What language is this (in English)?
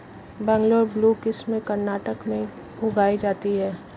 Hindi